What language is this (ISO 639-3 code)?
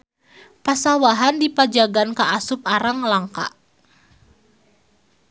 sun